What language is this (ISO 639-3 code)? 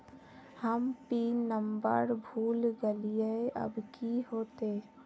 mag